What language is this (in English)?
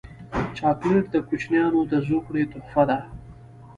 Pashto